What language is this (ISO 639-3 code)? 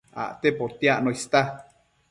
mcf